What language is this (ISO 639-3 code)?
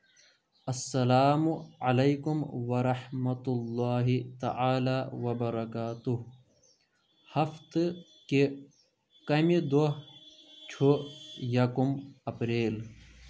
kas